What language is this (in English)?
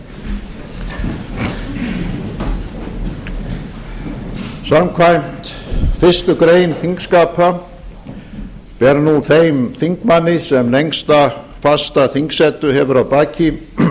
Icelandic